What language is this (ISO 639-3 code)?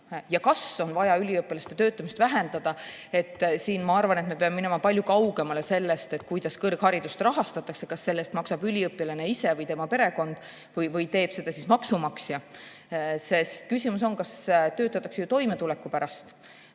est